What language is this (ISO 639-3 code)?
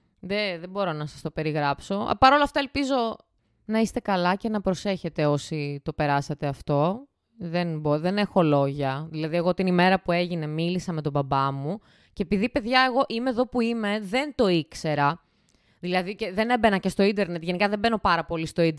ell